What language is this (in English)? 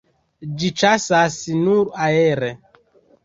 Esperanto